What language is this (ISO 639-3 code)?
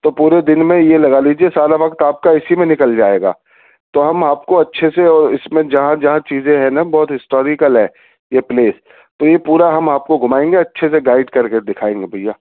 urd